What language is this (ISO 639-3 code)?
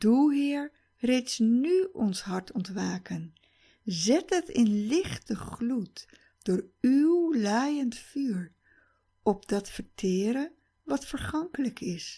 nld